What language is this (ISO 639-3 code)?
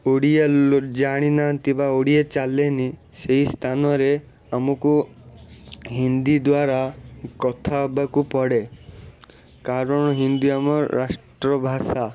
ori